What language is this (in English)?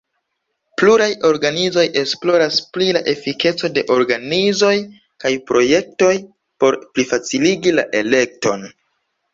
Esperanto